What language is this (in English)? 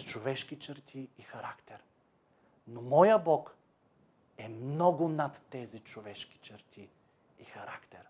Bulgarian